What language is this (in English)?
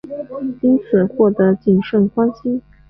Chinese